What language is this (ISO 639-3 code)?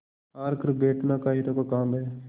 hin